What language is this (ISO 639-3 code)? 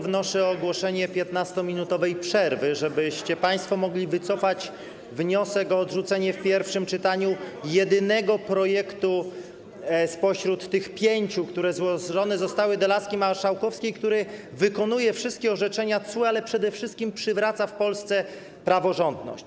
pol